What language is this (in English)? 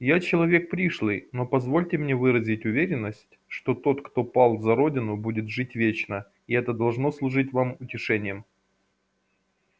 Russian